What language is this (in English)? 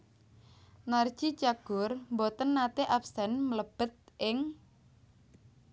Javanese